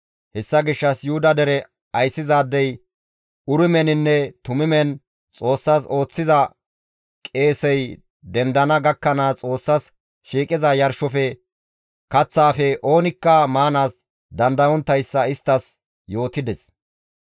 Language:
Gamo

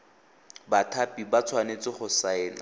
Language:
Tswana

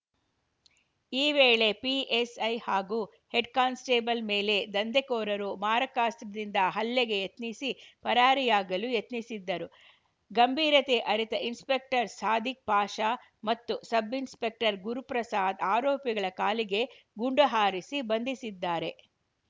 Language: Kannada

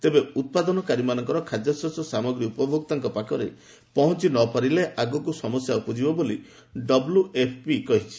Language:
Odia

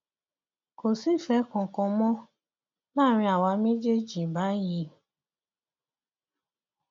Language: Yoruba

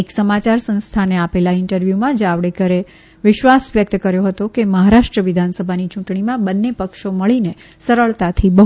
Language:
Gujarati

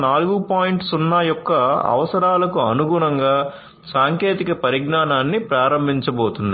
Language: Telugu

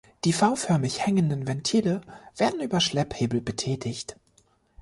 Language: German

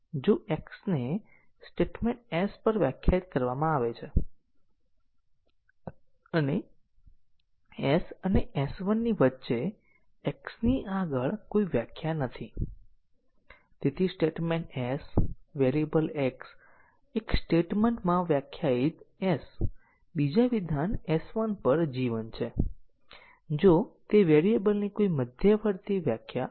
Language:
Gujarati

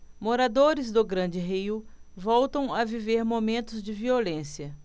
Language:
Portuguese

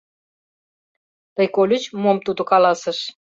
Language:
Mari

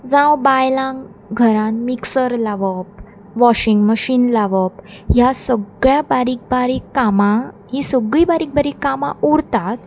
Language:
Konkani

